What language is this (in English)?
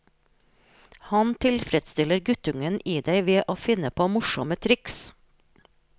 Norwegian